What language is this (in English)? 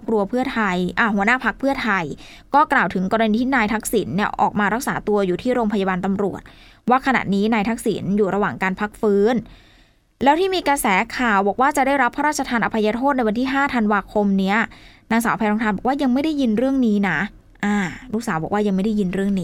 Thai